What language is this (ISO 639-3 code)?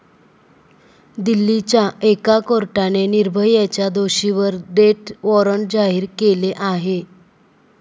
mar